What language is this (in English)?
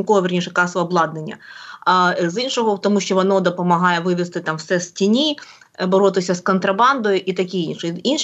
Ukrainian